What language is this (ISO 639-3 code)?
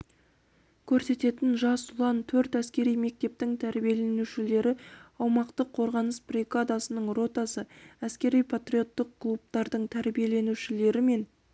kaz